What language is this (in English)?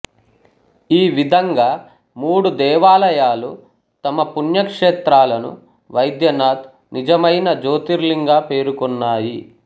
Telugu